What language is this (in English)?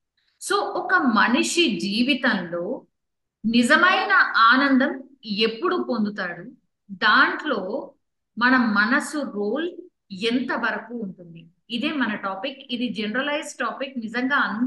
Telugu